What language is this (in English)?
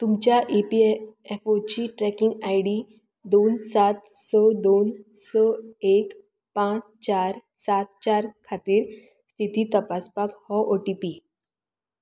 Konkani